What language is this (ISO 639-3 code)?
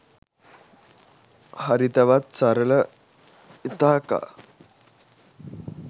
sin